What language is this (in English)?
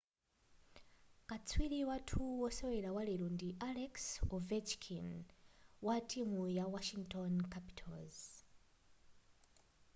Nyanja